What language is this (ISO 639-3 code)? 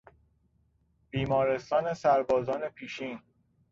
fas